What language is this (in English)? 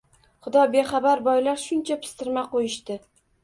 Uzbek